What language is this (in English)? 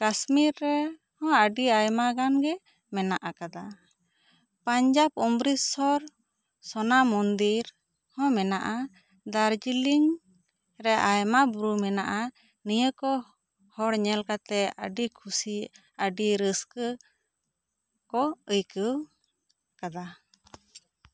Santali